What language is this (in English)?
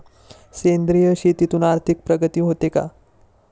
Marathi